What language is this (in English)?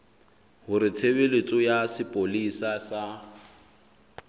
Southern Sotho